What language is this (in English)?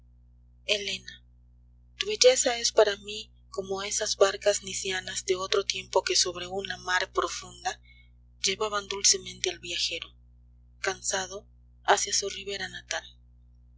Spanish